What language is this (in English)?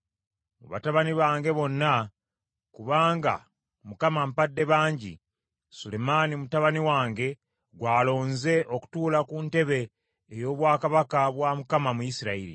Ganda